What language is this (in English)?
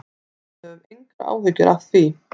Icelandic